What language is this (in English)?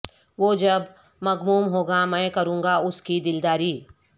Urdu